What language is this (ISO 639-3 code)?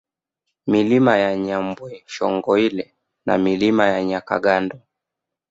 swa